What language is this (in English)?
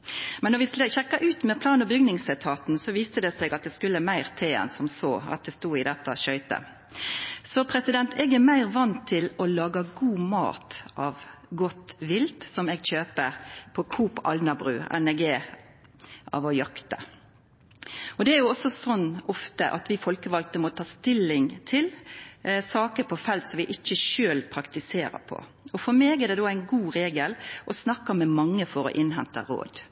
Norwegian Nynorsk